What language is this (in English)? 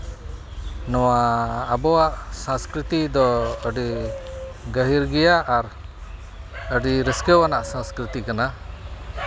Santali